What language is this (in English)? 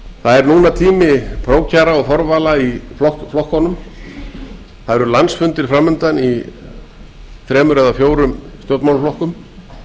Icelandic